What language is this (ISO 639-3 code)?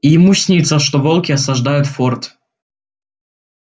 rus